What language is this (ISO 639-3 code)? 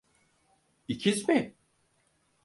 tur